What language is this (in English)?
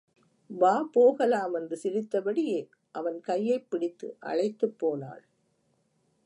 Tamil